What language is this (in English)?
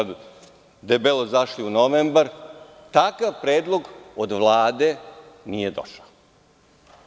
Serbian